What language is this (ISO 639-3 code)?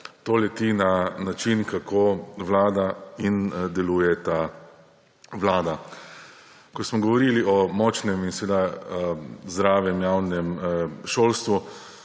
slv